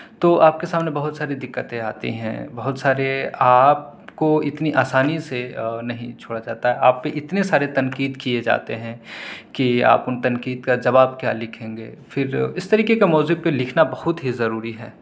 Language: Urdu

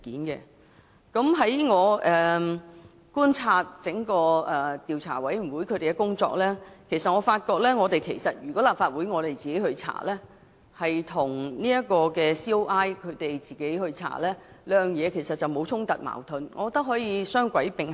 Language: Cantonese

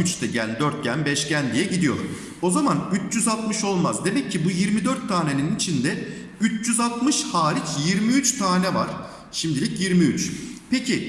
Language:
Turkish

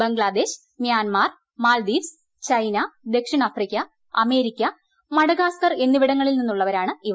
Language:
Malayalam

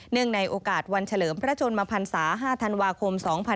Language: Thai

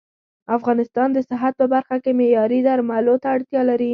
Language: Pashto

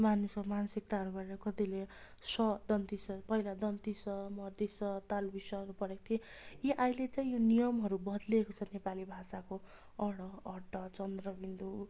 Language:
Nepali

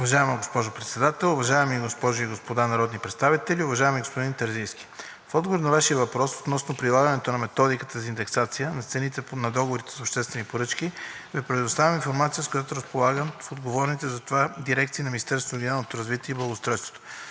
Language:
Bulgarian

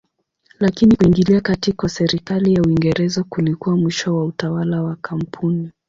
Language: Swahili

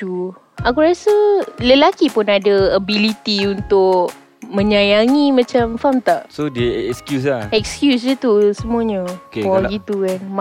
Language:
Malay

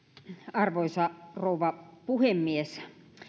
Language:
Finnish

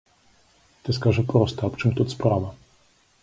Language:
Belarusian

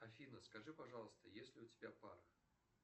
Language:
Russian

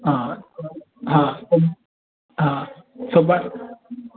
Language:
Sindhi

